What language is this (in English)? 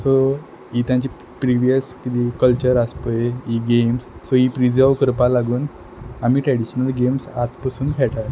Konkani